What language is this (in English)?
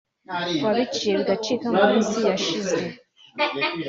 Kinyarwanda